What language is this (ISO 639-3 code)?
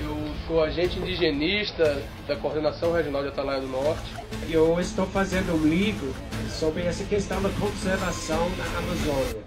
por